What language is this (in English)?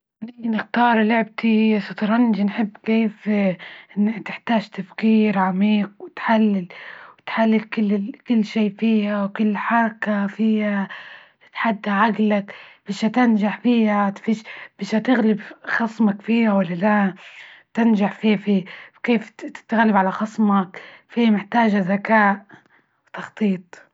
Libyan Arabic